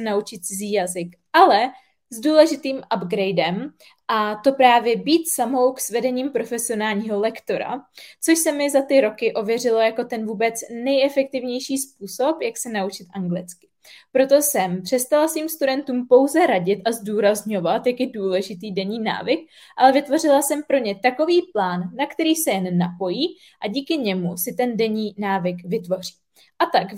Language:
Czech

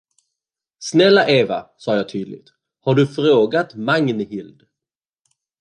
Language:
Swedish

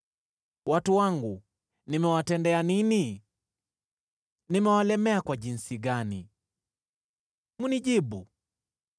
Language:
Swahili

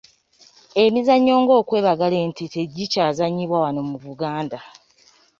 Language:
Ganda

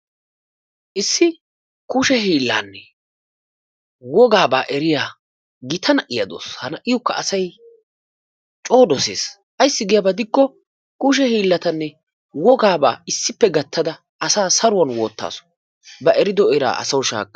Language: Wolaytta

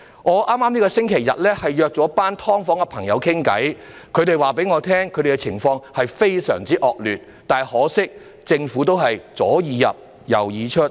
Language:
Cantonese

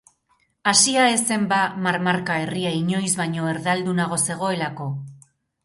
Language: Basque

